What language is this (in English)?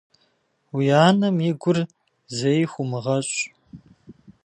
Kabardian